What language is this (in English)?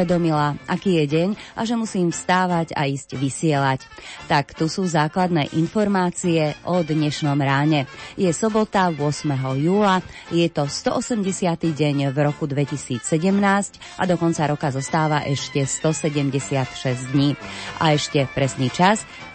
Slovak